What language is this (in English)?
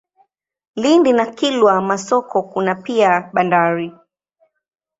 Swahili